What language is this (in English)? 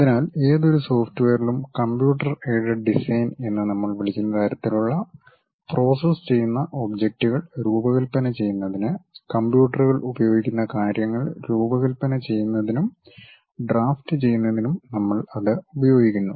Malayalam